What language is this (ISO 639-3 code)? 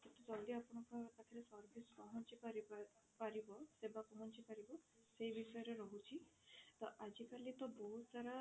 ori